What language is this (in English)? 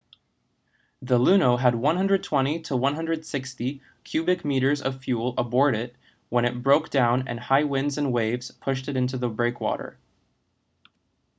English